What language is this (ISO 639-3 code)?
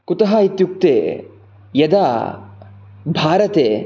san